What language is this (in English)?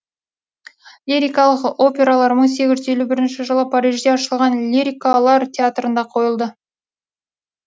Kazakh